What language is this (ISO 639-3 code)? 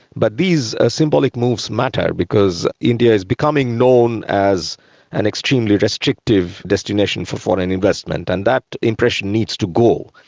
eng